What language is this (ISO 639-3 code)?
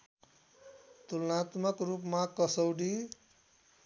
nep